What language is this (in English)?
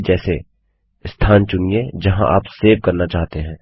Hindi